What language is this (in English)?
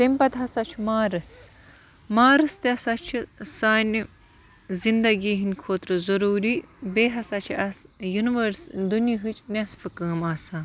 Kashmiri